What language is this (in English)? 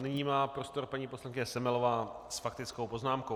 Czech